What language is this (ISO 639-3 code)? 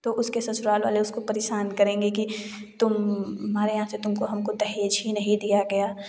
hin